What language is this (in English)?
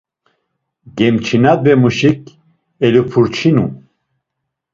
Laz